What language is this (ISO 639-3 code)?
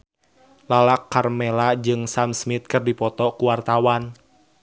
sun